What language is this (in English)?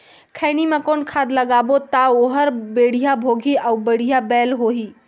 Chhattisgarhi